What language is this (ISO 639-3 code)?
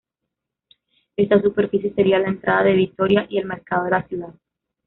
spa